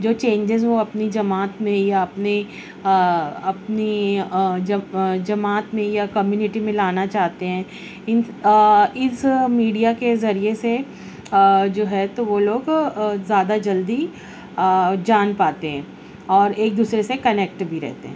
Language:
Urdu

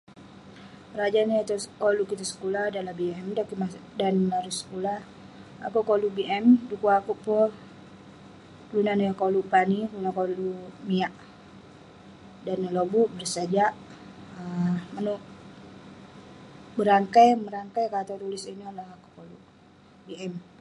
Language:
Western Penan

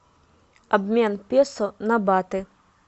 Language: Russian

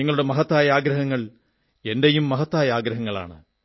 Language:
Malayalam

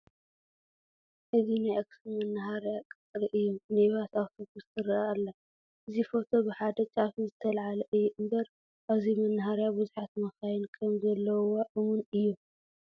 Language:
Tigrinya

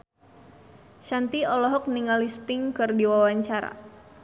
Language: Sundanese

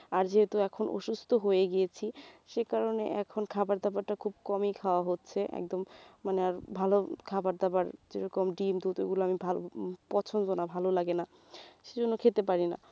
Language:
Bangla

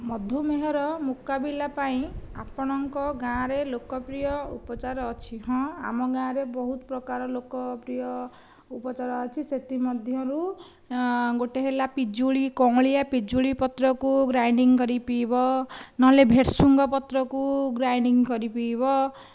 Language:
Odia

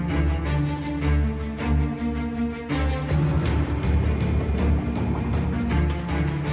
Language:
Thai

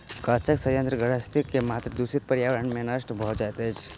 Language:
Maithili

